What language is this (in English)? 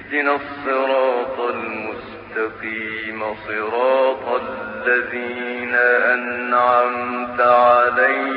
Arabic